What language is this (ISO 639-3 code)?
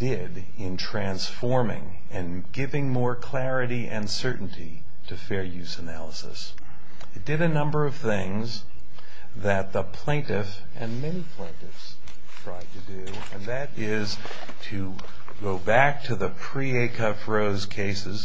eng